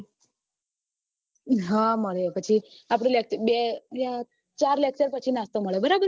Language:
Gujarati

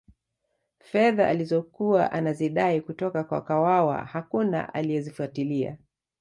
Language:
Swahili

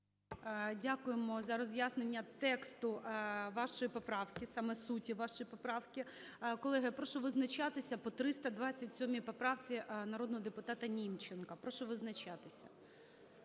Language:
Ukrainian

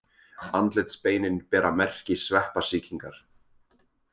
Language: Icelandic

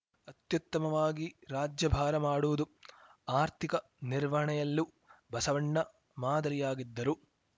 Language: Kannada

